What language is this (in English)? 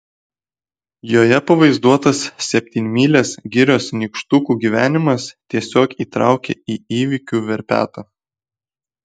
Lithuanian